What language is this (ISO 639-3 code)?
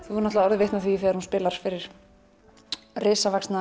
isl